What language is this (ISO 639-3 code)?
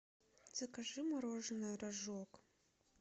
rus